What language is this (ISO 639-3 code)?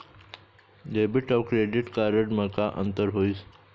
hne